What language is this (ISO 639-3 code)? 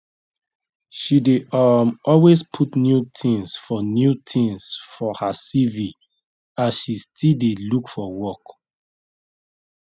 pcm